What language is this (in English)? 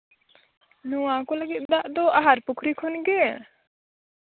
Santali